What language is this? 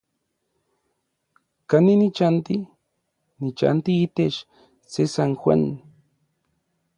Orizaba Nahuatl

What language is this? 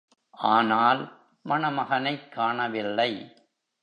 Tamil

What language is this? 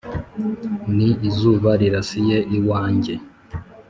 Kinyarwanda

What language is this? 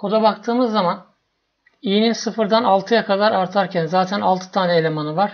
Turkish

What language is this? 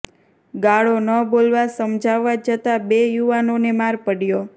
Gujarati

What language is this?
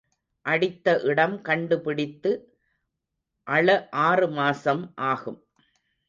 Tamil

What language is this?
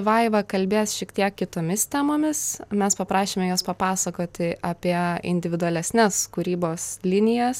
Lithuanian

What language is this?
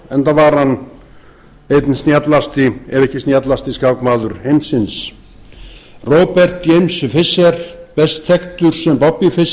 Icelandic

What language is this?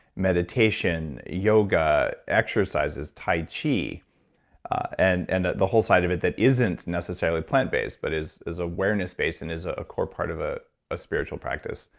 English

